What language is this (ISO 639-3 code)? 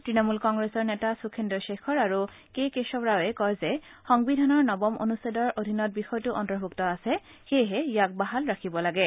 asm